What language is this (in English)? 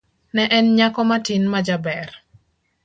Luo (Kenya and Tanzania)